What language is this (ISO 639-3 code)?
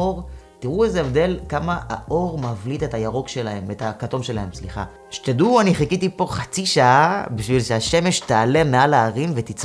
heb